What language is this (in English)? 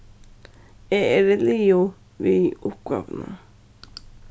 Faroese